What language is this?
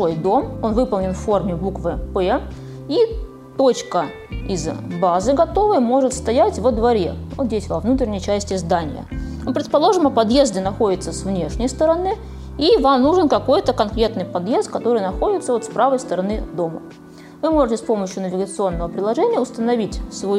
Russian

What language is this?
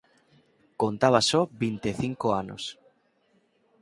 Galician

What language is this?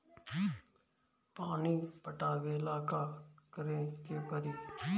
Bhojpuri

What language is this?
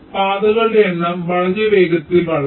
Malayalam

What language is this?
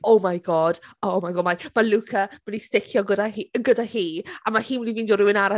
Welsh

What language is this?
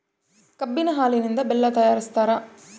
Kannada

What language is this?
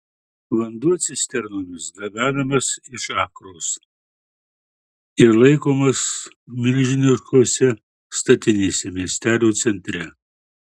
Lithuanian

